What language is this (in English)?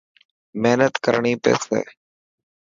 Dhatki